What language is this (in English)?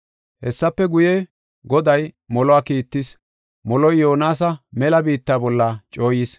Gofa